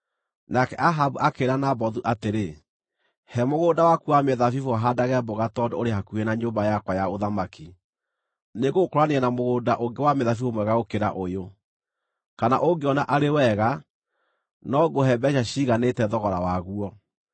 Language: Kikuyu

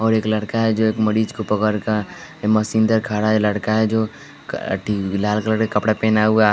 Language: Hindi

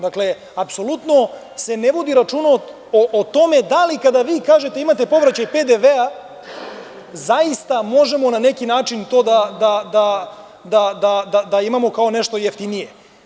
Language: Serbian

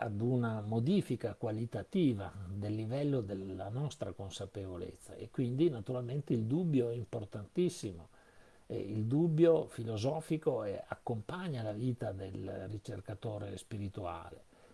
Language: Italian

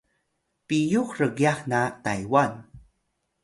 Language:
Atayal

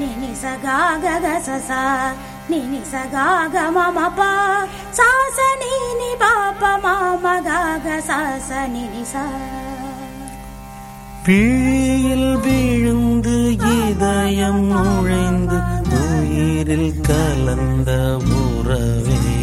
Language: Tamil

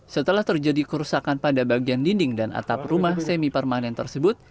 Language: Indonesian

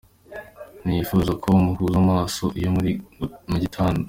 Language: Kinyarwanda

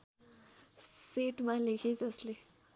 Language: Nepali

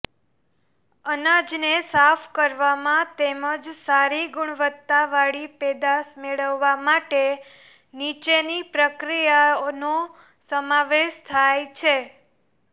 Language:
Gujarati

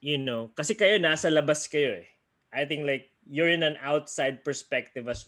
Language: Filipino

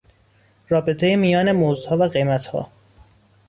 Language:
Persian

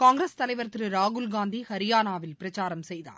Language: Tamil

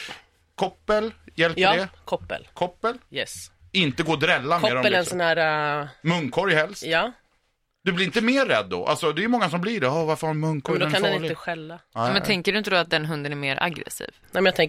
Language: Swedish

